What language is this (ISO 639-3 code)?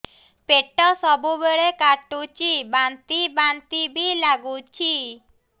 ori